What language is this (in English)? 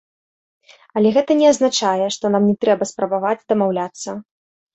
Belarusian